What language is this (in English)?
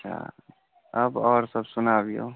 Maithili